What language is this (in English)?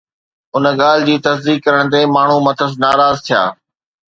Sindhi